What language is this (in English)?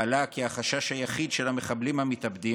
Hebrew